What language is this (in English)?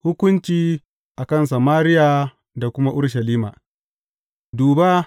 Hausa